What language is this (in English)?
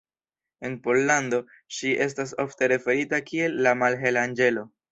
Esperanto